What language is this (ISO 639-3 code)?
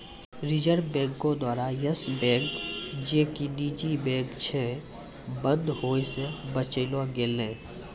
mai